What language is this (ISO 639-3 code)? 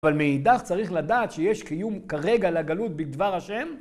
heb